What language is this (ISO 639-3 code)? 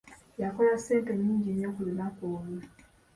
lug